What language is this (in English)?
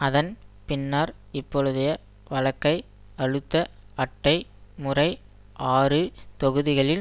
Tamil